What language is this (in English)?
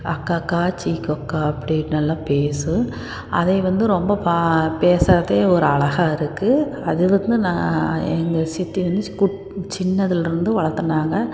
Tamil